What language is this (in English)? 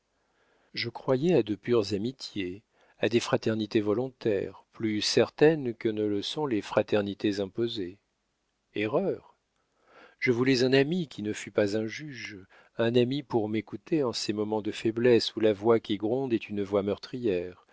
French